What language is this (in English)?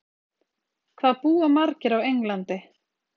Icelandic